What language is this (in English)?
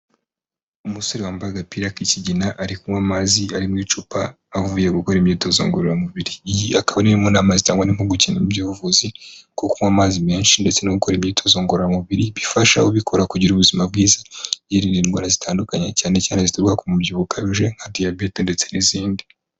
Kinyarwanda